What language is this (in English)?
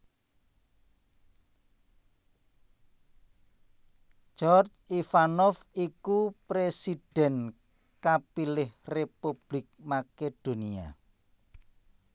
Javanese